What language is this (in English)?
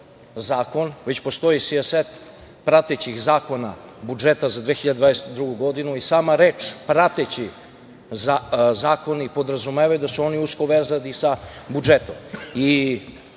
Serbian